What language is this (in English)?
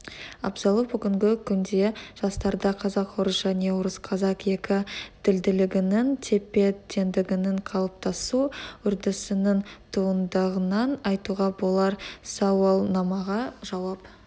Kazakh